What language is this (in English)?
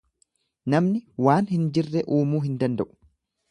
Oromo